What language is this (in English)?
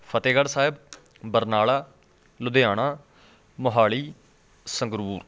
Punjabi